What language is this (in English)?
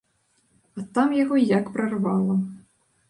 Belarusian